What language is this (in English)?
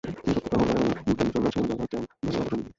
Bangla